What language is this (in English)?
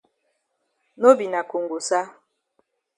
Cameroon Pidgin